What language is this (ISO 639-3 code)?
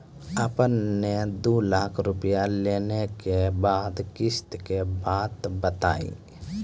mai